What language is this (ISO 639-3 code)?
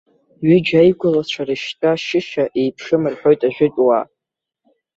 abk